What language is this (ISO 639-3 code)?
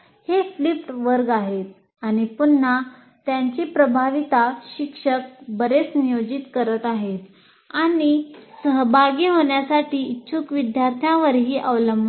mar